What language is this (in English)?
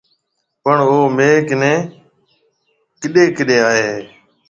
Marwari (Pakistan)